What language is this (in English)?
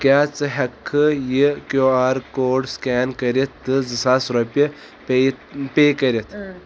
Kashmiri